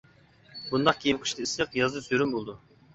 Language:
Uyghur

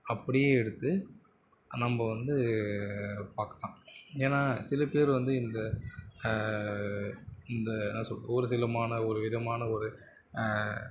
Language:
Tamil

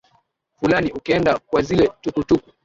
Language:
Swahili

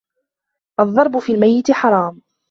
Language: Arabic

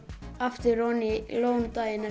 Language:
Icelandic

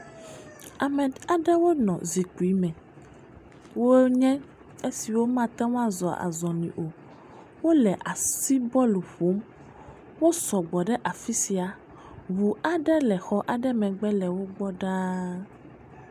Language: Ewe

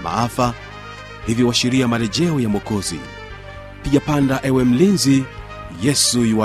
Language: Swahili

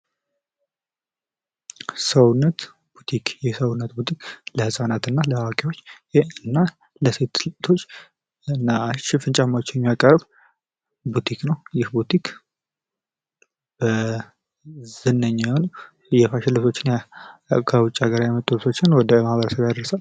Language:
Amharic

